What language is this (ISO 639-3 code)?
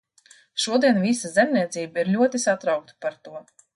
lav